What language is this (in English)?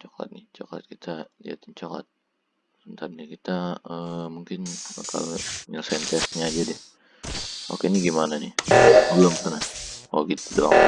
Indonesian